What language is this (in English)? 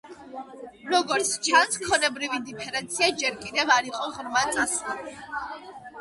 Georgian